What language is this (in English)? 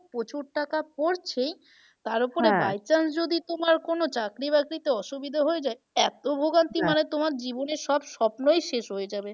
Bangla